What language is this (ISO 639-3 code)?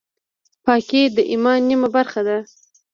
pus